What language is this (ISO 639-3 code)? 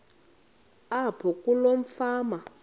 xho